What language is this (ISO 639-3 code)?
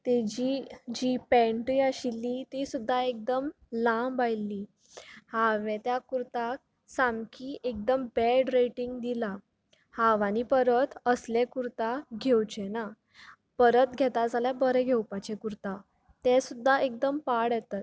kok